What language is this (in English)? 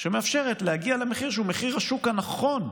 Hebrew